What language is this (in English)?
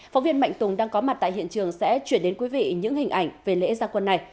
Vietnamese